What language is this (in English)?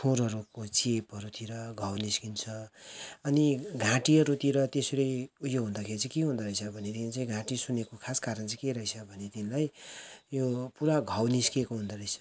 Nepali